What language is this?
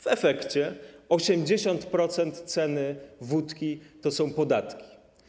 Polish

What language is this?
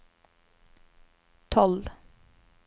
Norwegian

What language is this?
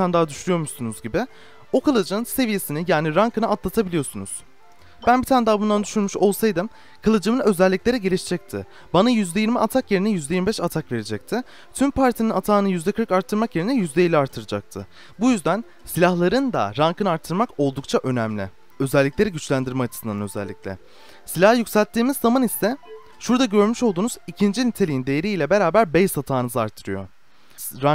Turkish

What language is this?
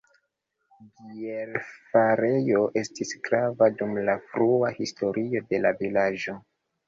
Esperanto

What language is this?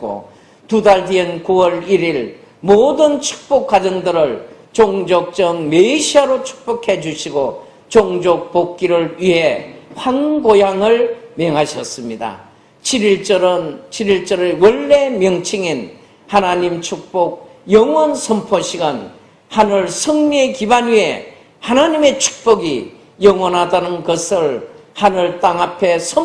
Korean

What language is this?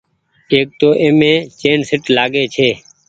Goaria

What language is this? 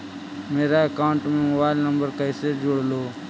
Magahi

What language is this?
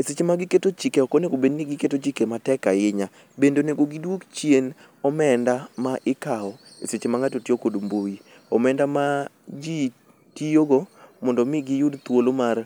Luo (Kenya and Tanzania)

